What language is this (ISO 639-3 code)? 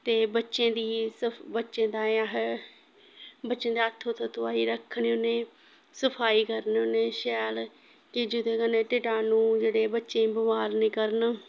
doi